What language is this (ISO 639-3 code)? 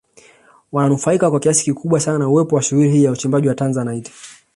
swa